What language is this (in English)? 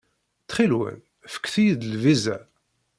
Kabyle